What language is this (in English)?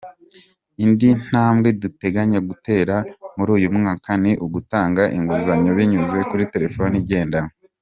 Kinyarwanda